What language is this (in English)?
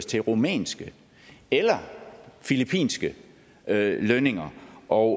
Danish